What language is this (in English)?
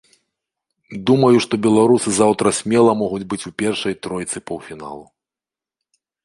Belarusian